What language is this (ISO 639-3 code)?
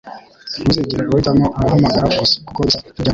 kin